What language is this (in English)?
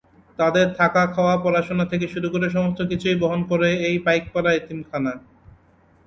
Bangla